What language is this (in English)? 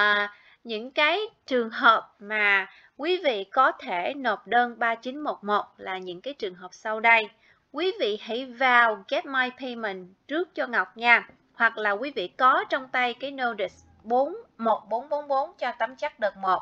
Vietnamese